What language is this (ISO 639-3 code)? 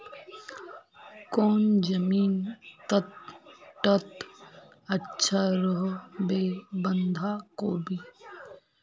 mag